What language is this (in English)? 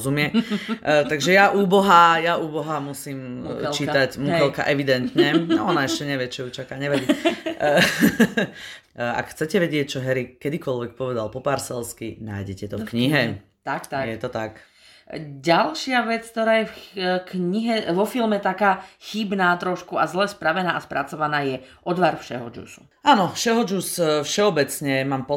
Slovak